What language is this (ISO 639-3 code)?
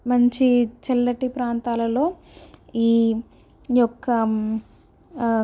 tel